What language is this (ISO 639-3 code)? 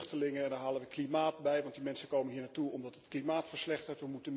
nld